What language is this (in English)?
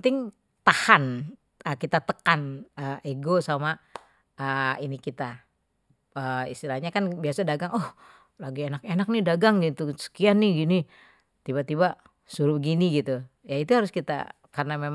Betawi